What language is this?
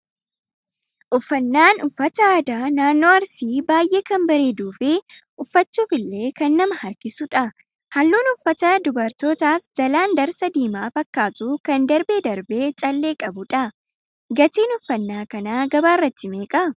Oromo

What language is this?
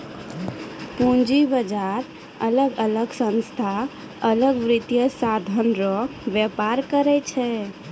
Maithili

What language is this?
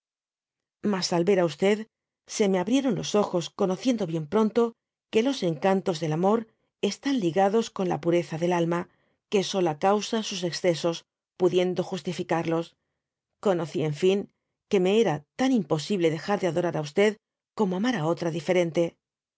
Spanish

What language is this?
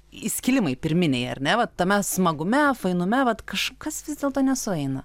Lithuanian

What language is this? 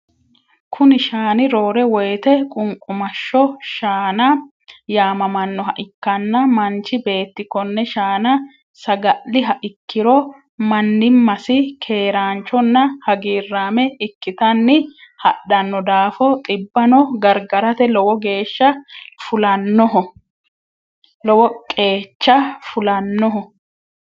Sidamo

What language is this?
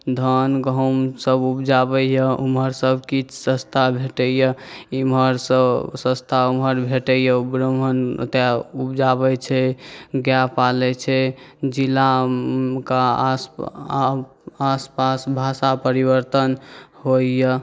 Maithili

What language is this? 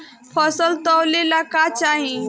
Bhojpuri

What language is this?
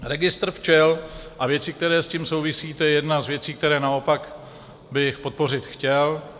Czech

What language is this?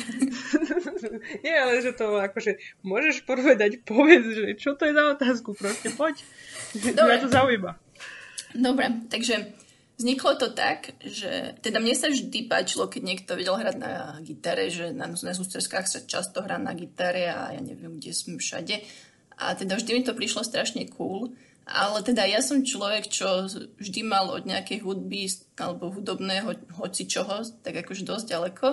Slovak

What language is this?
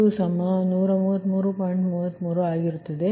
Kannada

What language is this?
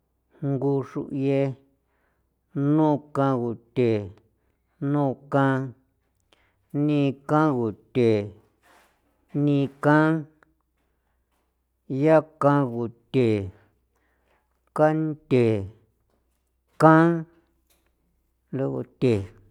San Felipe Otlaltepec Popoloca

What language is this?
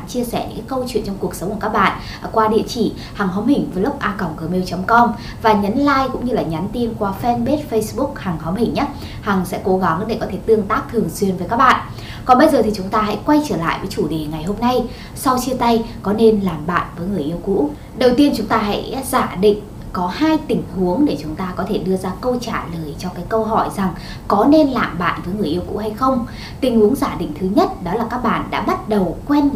Vietnamese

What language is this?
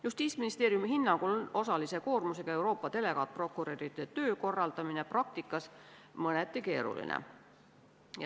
Estonian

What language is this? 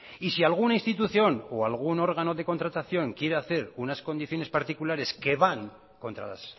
Spanish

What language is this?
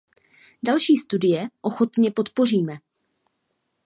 Czech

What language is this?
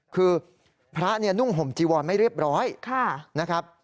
Thai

